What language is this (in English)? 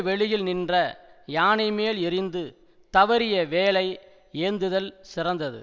Tamil